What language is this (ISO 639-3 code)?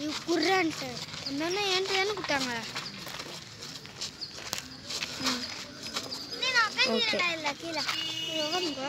spa